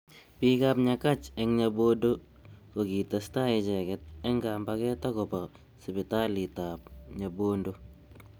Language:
Kalenjin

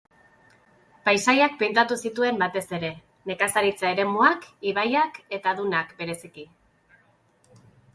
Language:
Basque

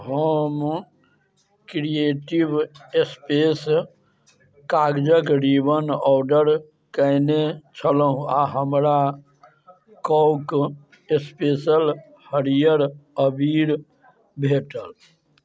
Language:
Maithili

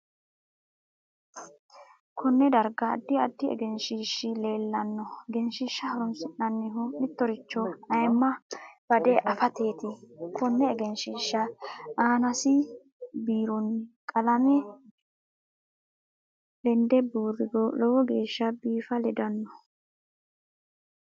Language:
Sidamo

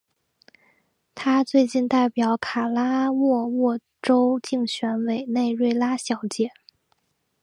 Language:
Chinese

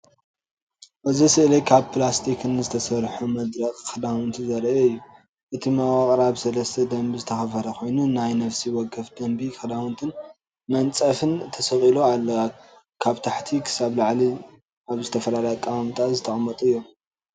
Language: Tigrinya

